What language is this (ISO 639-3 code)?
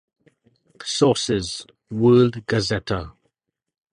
eng